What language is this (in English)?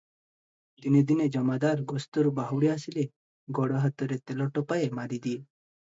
Odia